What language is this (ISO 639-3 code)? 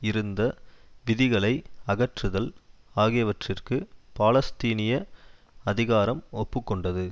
tam